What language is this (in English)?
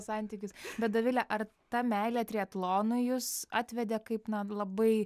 Lithuanian